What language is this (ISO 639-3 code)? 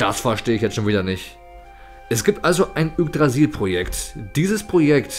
deu